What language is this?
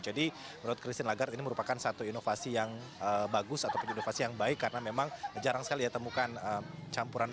Indonesian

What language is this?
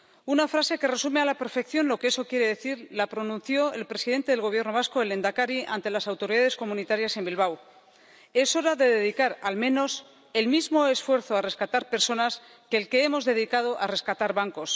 Spanish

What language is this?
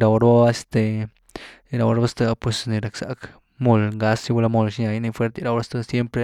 Güilá Zapotec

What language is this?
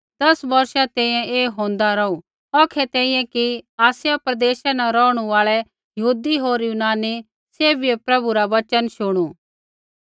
Kullu Pahari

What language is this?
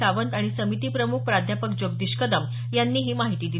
Marathi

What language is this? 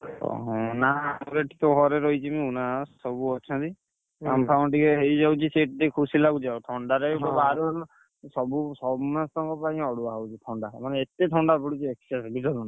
Odia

